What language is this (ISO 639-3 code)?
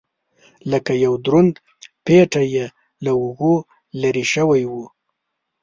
pus